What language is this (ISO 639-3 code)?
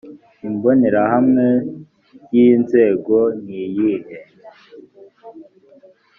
kin